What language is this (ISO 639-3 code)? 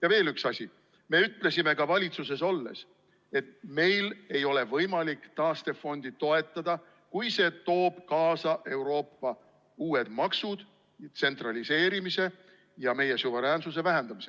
est